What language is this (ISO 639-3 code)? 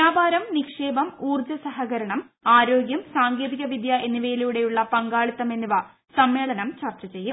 mal